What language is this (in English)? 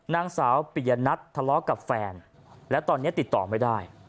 Thai